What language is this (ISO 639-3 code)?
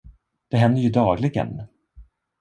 swe